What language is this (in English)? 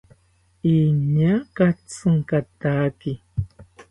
South Ucayali Ashéninka